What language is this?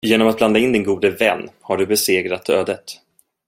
Swedish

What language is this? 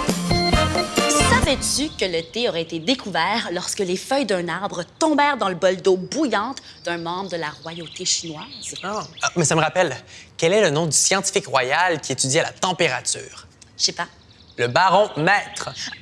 French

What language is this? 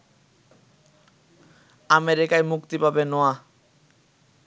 Bangla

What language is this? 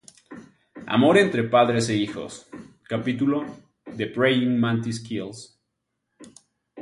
Spanish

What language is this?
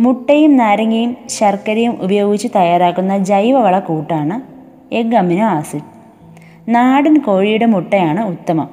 Malayalam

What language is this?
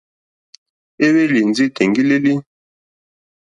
Mokpwe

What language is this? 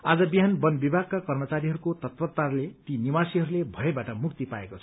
Nepali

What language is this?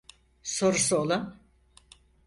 Turkish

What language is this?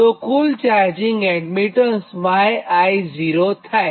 Gujarati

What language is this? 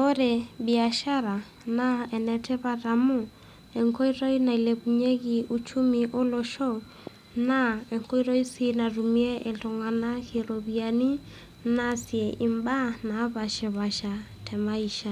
Masai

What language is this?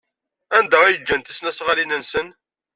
Kabyle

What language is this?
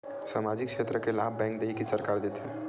Chhattisgarhi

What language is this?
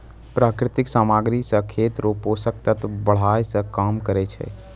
Maithili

